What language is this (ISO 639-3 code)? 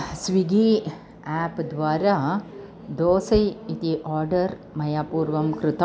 san